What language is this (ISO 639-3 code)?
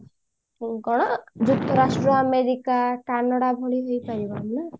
ori